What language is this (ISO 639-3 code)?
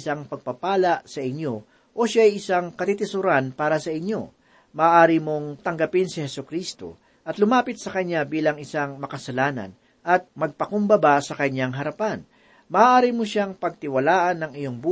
fil